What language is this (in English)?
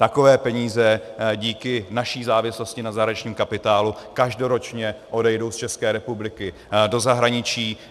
Czech